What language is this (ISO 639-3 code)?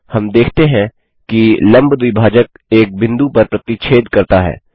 hin